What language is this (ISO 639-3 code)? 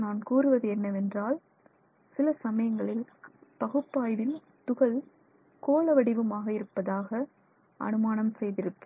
tam